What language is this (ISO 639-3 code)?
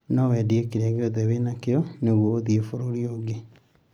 kik